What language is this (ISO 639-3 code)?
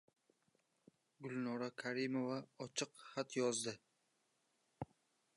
uzb